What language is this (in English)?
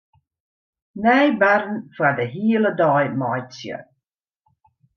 Western Frisian